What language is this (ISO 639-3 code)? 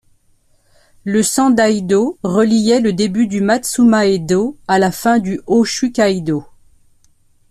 fra